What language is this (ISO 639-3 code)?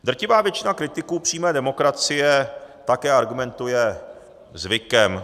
ces